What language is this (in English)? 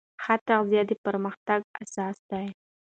Pashto